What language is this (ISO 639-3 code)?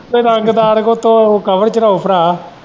pan